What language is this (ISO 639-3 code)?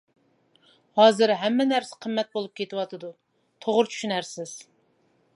uig